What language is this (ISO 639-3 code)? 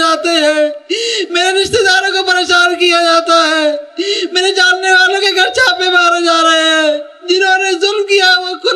mal